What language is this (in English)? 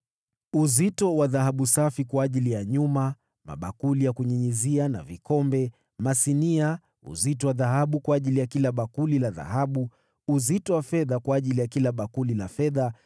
Swahili